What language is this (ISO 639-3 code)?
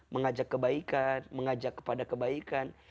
ind